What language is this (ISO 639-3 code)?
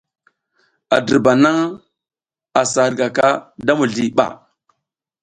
giz